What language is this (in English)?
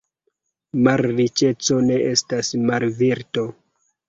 Esperanto